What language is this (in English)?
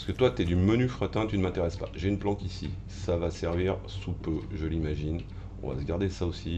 French